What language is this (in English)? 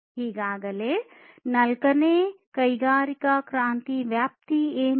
Kannada